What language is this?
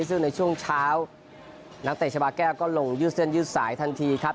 Thai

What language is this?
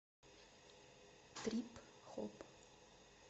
Russian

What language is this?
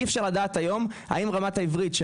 Hebrew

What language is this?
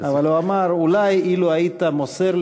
Hebrew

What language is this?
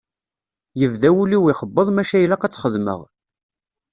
Kabyle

